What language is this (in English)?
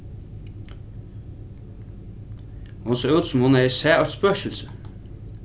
Faroese